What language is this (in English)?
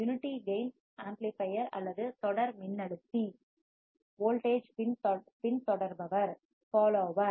Tamil